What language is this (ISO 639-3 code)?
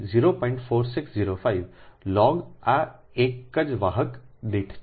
guj